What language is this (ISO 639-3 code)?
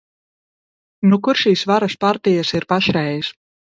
lav